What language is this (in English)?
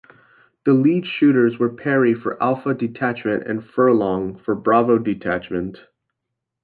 English